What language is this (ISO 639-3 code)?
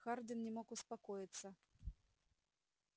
rus